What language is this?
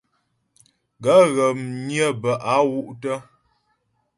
Ghomala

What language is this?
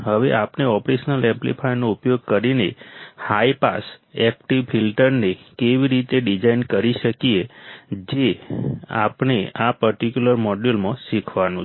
Gujarati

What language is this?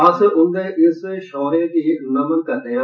Dogri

